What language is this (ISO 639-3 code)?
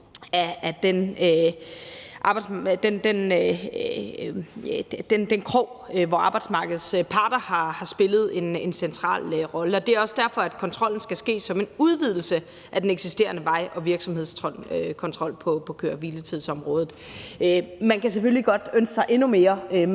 dan